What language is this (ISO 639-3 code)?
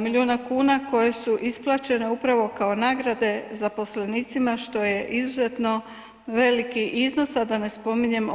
hrv